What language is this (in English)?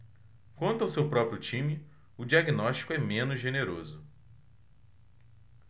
Portuguese